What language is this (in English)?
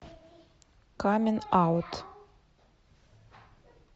Russian